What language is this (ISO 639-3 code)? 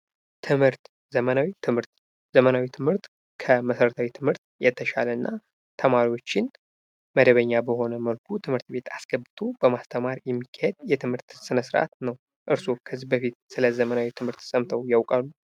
amh